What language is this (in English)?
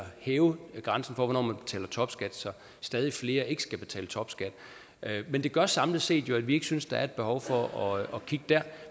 Danish